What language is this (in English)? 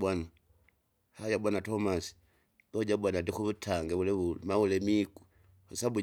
Kinga